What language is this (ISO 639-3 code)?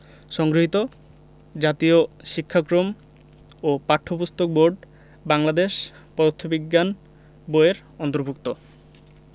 ben